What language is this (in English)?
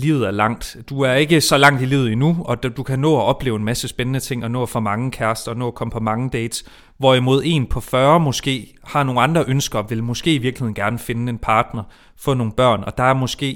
Danish